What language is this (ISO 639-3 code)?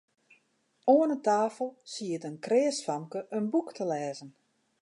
fry